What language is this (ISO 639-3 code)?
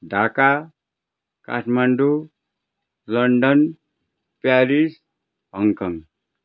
nep